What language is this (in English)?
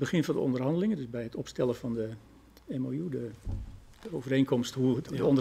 Dutch